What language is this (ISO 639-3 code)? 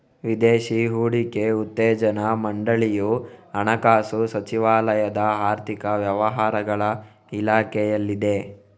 kan